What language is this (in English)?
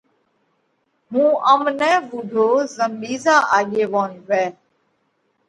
Parkari Koli